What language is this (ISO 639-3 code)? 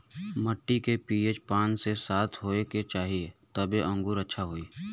bho